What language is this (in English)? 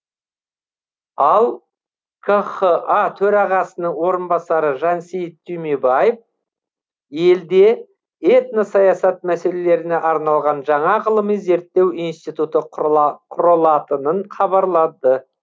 Kazakh